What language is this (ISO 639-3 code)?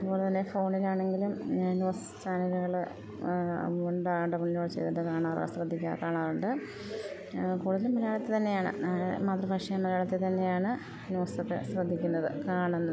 mal